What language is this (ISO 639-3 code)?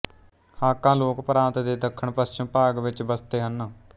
pan